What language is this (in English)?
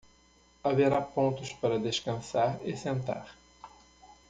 Portuguese